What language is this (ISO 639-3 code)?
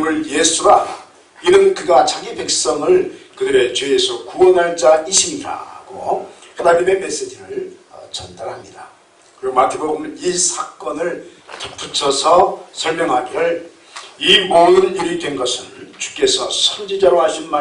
kor